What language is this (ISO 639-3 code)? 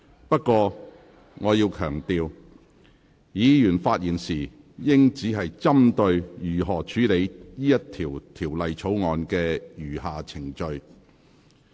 yue